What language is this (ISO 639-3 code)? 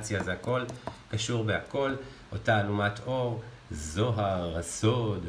heb